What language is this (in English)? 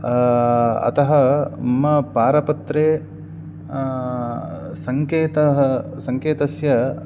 Sanskrit